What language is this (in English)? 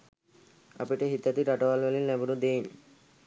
Sinhala